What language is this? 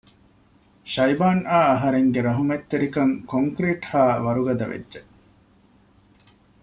Divehi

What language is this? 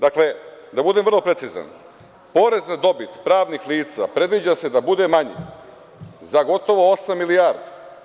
Serbian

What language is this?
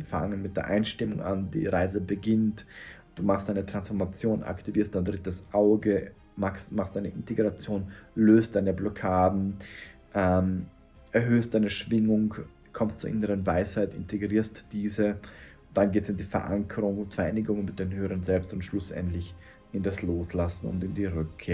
German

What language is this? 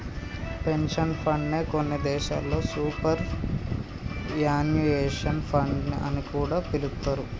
Telugu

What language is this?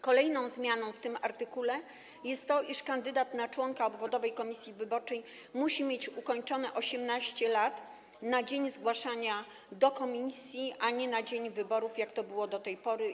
Polish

